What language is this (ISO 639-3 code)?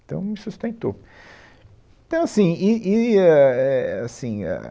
por